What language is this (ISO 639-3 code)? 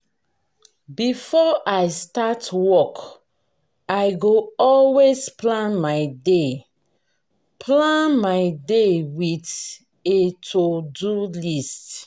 pcm